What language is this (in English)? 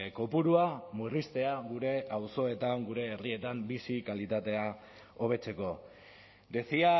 Basque